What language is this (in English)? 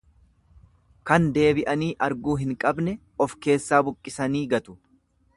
Oromo